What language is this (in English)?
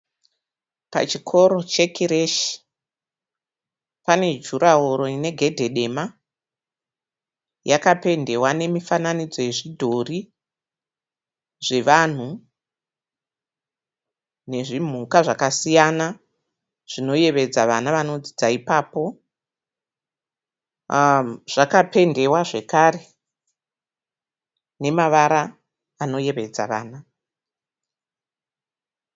Shona